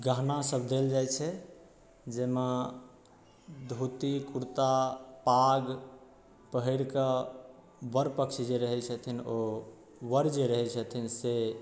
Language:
Maithili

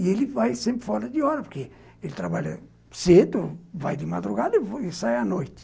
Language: Portuguese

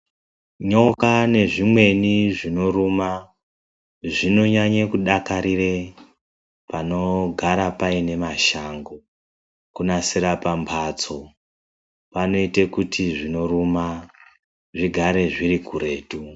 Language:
Ndau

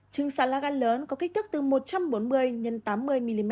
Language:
Vietnamese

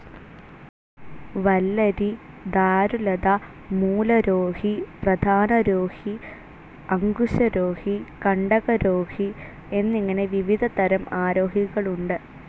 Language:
Malayalam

